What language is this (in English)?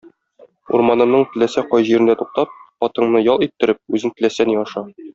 Tatar